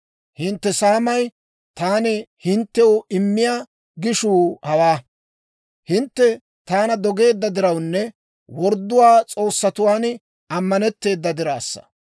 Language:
Dawro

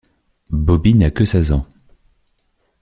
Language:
French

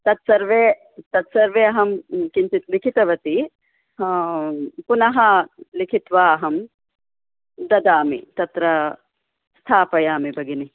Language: Sanskrit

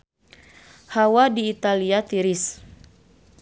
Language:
Sundanese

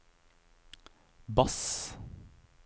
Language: Norwegian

